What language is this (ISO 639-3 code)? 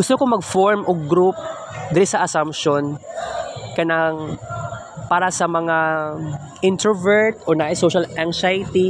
fil